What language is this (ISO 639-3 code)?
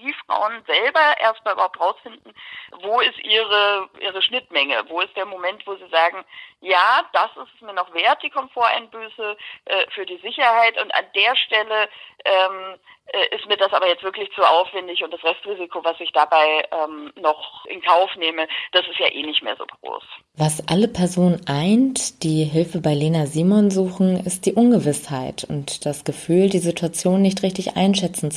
deu